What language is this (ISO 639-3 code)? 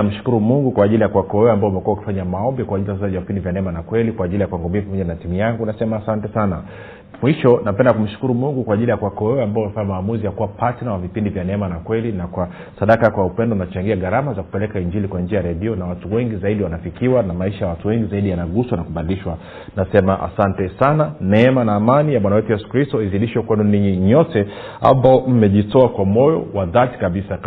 swa